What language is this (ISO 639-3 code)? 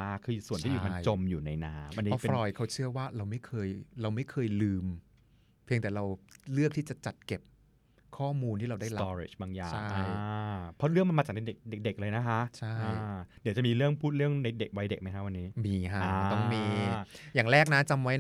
tha